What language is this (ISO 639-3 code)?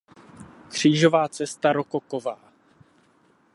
ces